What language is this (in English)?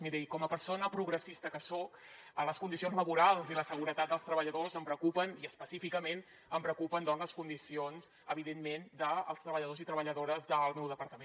Catalan